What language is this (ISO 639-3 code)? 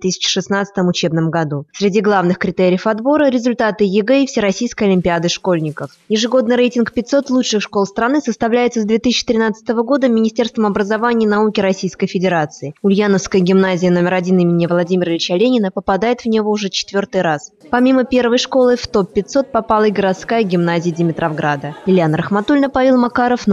rus